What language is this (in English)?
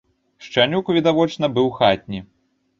Belarusian